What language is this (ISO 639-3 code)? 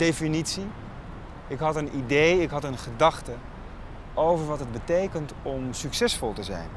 nld